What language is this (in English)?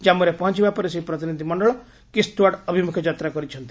Odia